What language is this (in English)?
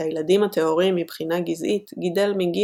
Hebrew